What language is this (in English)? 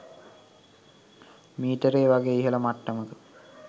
Sinhala